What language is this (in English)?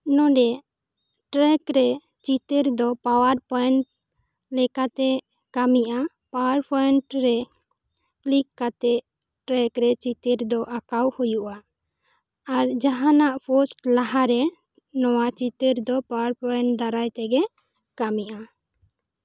Santali